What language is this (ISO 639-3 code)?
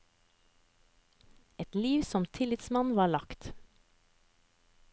nor